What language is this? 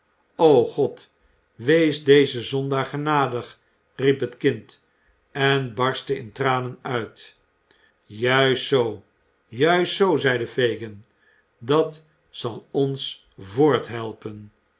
Dutch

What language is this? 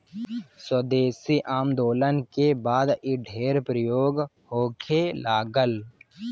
Bhojpuri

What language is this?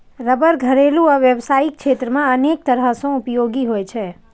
Maithili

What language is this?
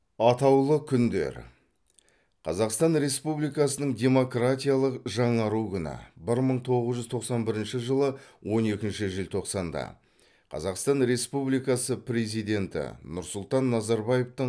Kazakh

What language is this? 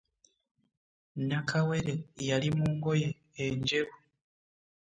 Ganda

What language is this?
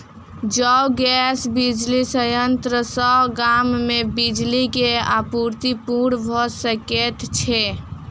Maithili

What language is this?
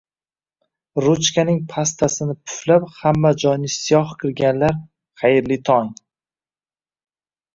Uzbek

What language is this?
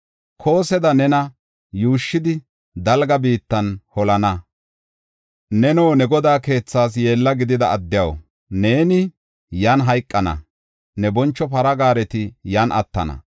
Gofa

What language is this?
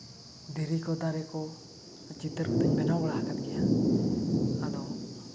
Santali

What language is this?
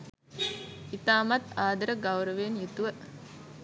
Sinhala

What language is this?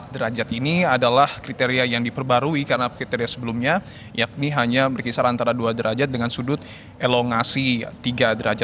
Indonesian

